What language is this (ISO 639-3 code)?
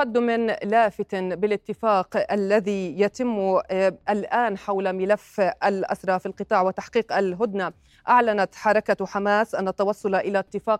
ara